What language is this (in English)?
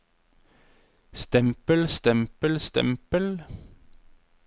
Norwegian